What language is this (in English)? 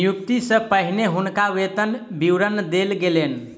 Maithili